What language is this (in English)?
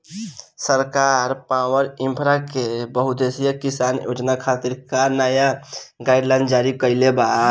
Bhojpuri